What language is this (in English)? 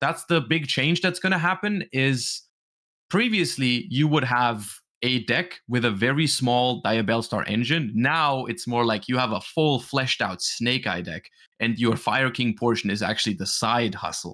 English